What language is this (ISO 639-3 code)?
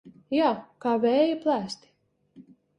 lav